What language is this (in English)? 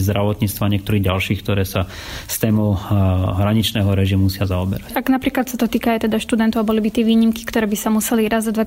Slovak